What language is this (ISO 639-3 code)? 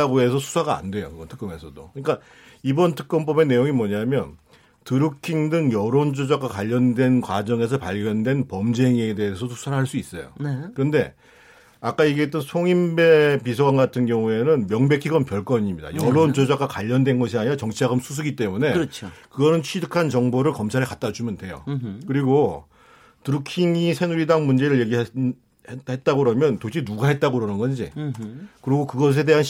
kor